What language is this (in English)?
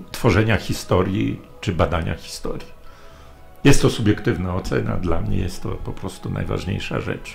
Polish